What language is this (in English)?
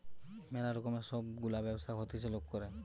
Bangla